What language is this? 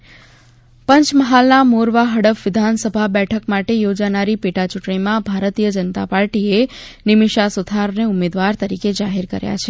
Gujarati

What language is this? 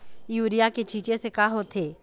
Chhattisgarhi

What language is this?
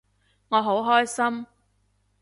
Cantonese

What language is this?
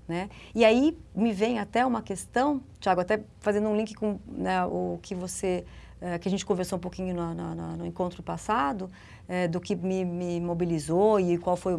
Portuguese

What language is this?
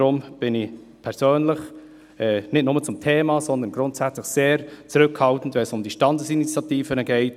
Swiss German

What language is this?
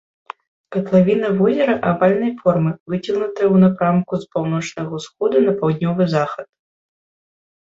Belarusian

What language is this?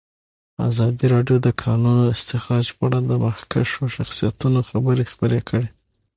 Pashto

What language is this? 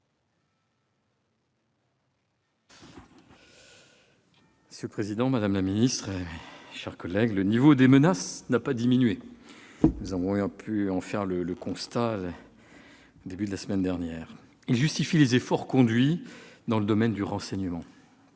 French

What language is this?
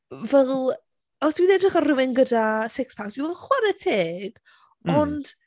Welsh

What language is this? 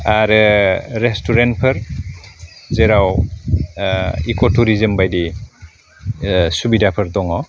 Bodo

